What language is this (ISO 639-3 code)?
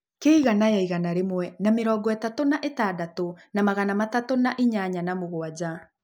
kik